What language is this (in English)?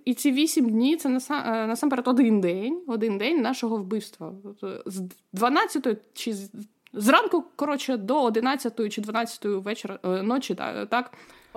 Ukrainian